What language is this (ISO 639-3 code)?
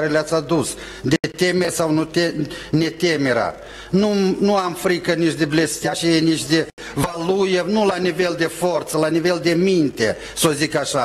ron